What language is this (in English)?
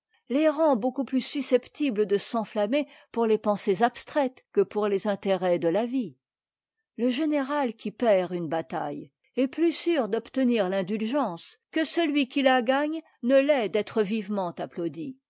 French